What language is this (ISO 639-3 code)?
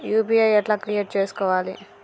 tel